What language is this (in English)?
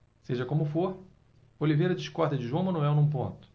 Portuguese